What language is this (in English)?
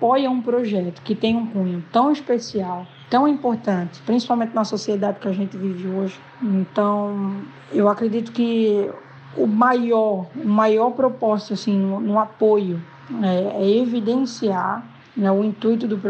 Portuguese